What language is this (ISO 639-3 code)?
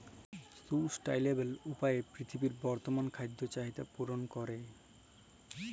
ben